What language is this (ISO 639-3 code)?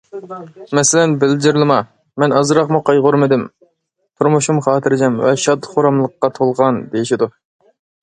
uig